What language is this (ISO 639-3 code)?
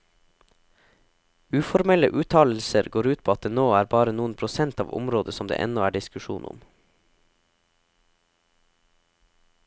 nor